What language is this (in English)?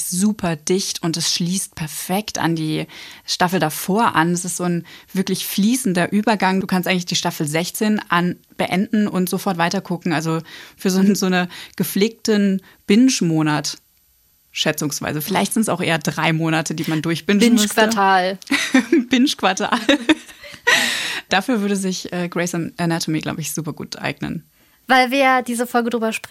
German